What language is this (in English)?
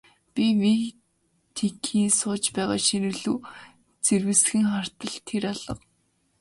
Mongolian